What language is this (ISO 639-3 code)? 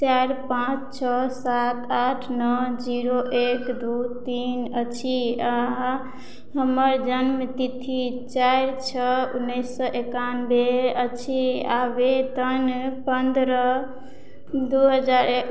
mai